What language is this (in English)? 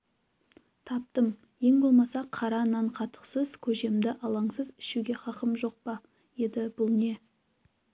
Kazakh